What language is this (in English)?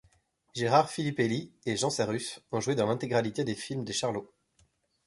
French